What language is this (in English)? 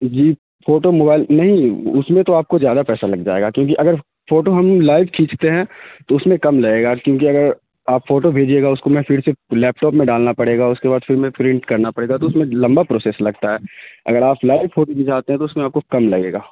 Urdu